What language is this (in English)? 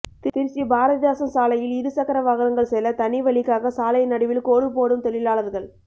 Tamil